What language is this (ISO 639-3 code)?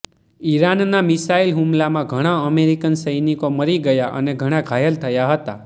guj